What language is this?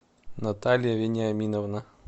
Russian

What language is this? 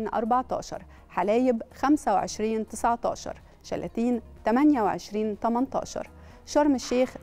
Arabic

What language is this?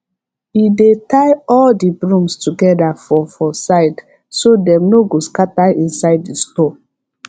Nigerian Pidgin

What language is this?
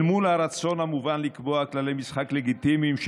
Hebrew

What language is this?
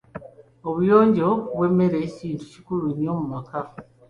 Ganda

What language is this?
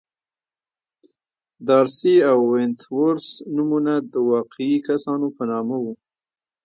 Pashto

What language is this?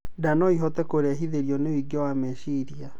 Kikuyu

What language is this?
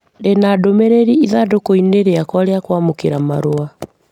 Kikuyu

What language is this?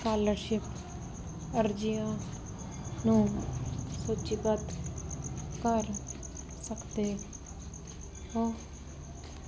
Punjabi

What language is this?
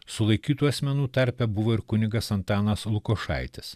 Lithuanian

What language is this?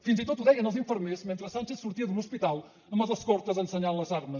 Catalan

